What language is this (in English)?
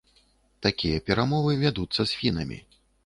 Belarusian